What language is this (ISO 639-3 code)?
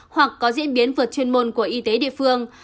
vie